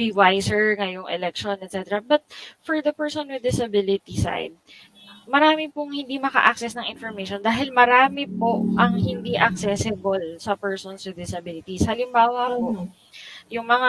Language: Filipino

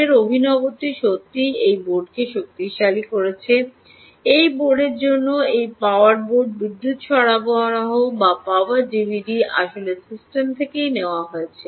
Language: Bangla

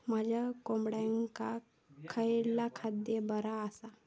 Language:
Marathi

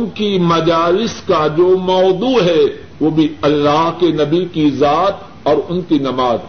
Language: Urdu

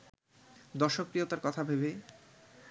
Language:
Bangla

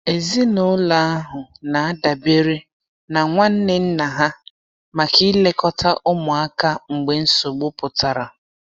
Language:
Igbo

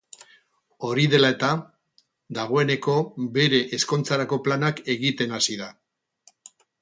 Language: Basque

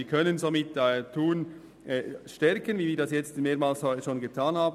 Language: Swiss German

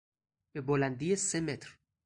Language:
Persian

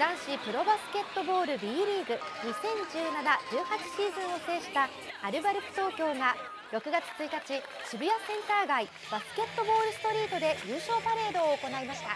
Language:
Japanese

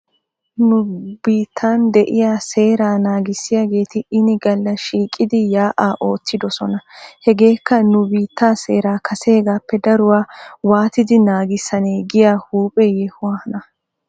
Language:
Wolaytta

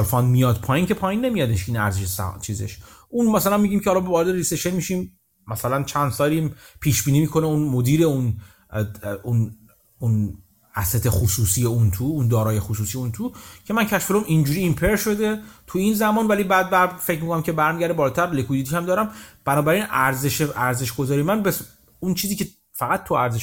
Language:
Persian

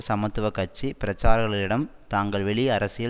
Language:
Tamil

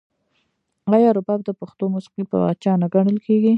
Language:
Pashto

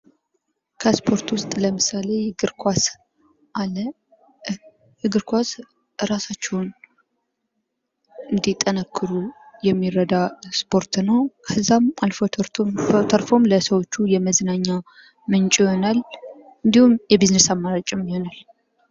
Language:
Amharic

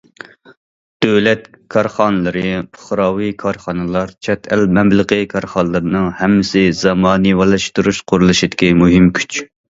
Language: Uyghur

